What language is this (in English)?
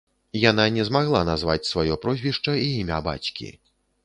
Belarusian